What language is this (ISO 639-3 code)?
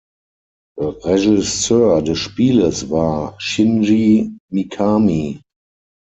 deu